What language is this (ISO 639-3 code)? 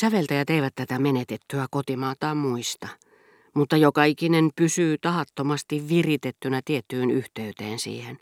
fin